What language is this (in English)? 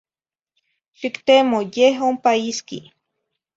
Zacatlán-Ahuacatlán-Tepetzintla Nahuatl